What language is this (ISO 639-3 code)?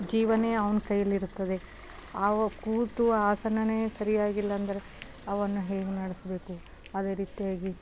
kan